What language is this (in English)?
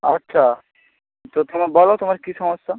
Bangla